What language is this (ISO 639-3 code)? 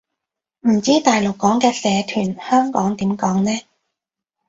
yue